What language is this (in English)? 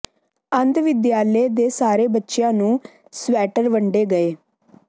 Punjabi